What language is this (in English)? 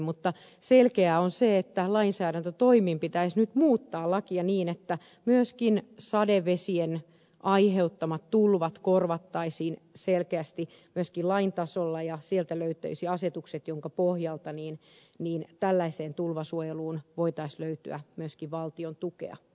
Finnish